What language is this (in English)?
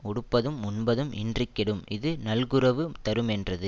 Tamil